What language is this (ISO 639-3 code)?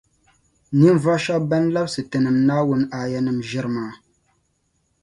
dag